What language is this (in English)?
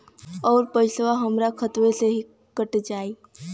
Bhojpuri